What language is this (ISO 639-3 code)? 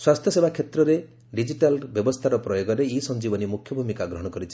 ori